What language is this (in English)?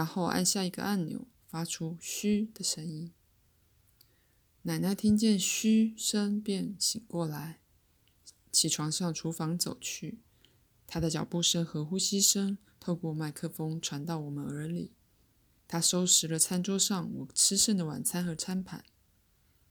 Chinese